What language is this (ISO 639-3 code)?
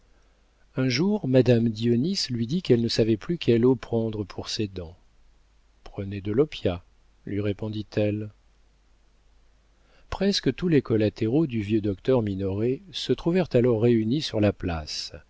fra